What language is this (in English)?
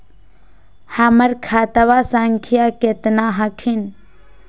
Magahi